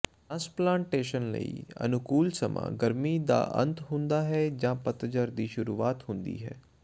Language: Punjabi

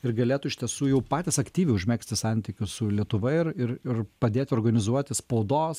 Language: Lithuanian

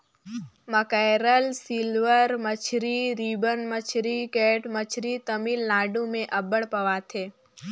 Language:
Chhattisgarhi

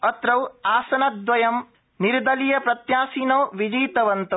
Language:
Sanskrit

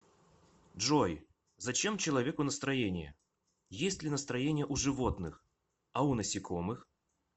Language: Russian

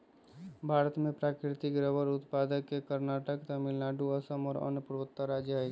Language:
Magahi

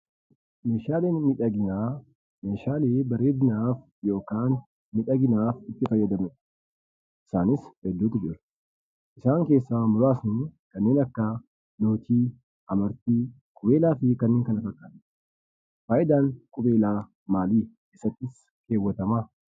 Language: Oromo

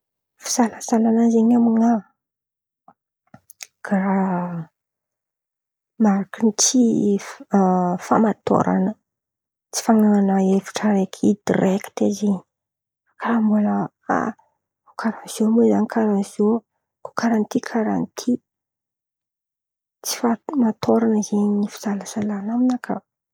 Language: Antankarana Malagasy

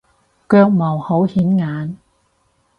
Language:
Cantonese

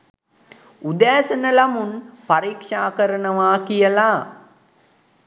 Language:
Sinhala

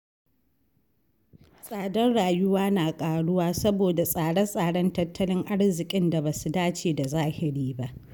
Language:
Hausa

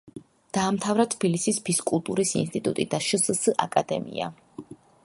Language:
Georgian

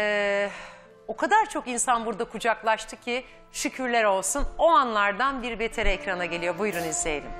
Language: Turkish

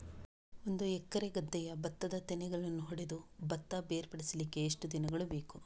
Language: Kannada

